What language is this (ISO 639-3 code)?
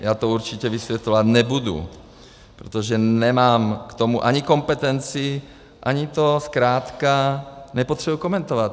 ces